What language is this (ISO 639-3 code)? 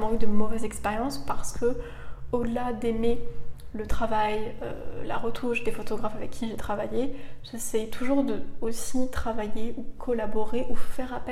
fra